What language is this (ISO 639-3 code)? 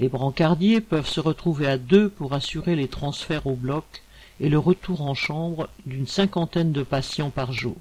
fra